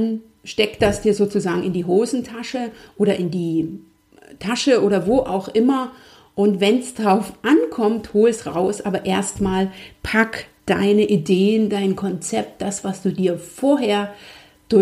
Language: German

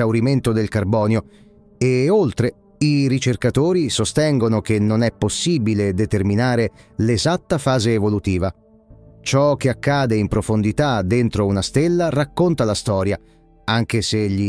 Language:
Italian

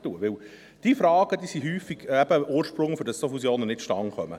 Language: Swiss German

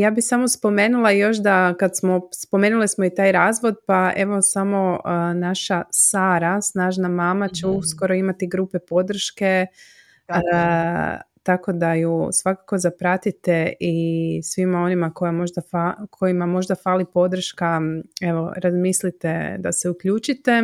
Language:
Croatian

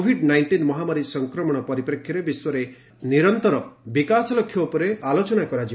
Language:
Odia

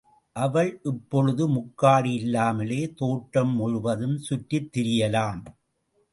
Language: Tamil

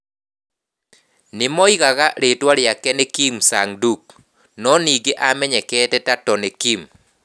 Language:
Kikuyu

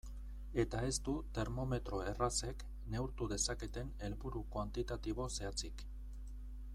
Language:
Basque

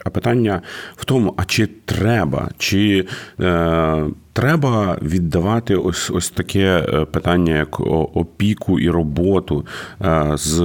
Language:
Ukrainian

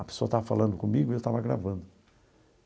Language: Portuguese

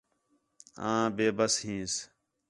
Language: Khetrani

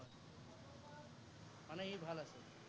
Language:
Assamese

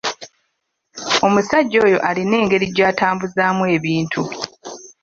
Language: Ganda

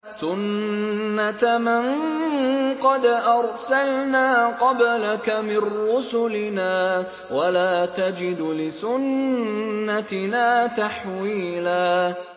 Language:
Arabic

